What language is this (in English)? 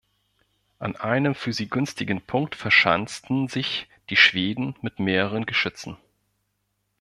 German